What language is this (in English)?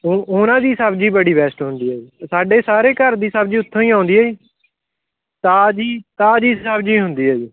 Punjabi